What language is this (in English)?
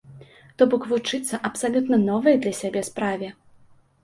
Belarusian